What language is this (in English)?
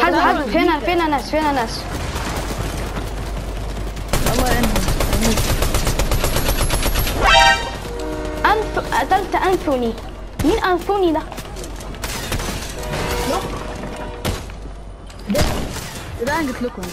Arabic